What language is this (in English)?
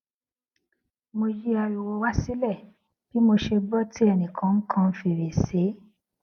Yoruba